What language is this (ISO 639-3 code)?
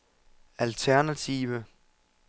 dan